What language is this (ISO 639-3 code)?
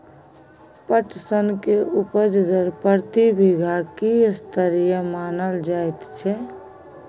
mai